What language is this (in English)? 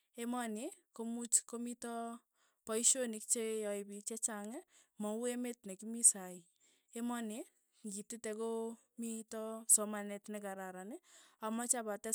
Tugen